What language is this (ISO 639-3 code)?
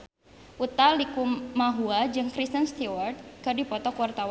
sun